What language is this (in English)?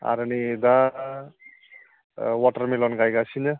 Bodo